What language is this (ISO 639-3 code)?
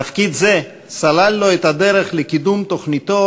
heb